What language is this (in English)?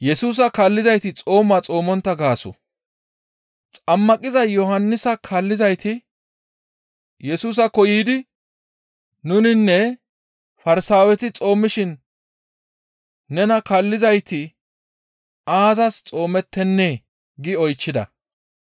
Gamo